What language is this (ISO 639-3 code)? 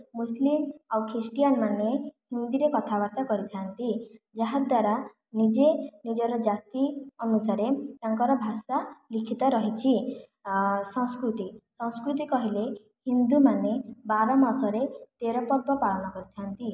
ori